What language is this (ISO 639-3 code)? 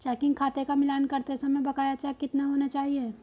hin